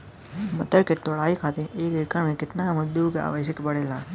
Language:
Bhojpuri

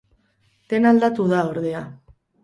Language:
Basque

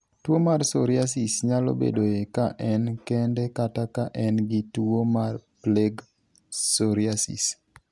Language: Luo (Kenya and Tanzania)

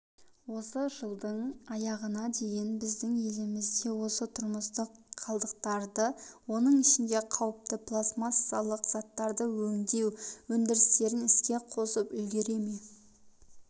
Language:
Kazakh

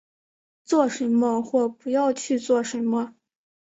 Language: Chinese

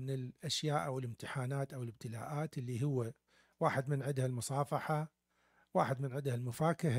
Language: Arabic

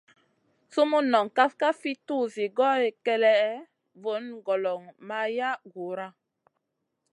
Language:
Masana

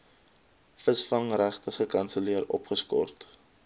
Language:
Afrikaans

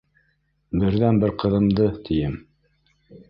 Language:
Bashkir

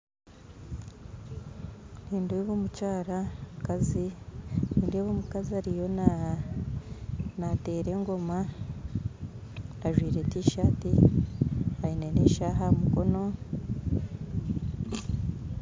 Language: Nyankole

